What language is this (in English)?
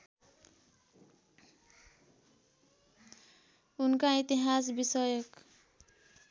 Nepali